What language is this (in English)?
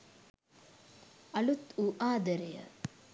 Sinhala